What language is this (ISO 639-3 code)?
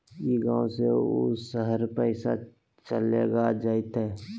mag